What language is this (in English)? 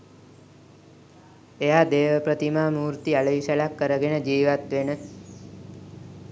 Sinhala